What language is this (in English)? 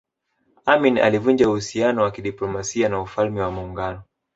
Swahili